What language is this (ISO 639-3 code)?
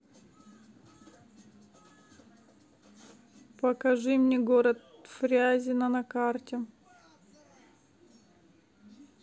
rus